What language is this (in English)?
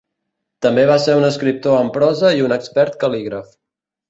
Catalan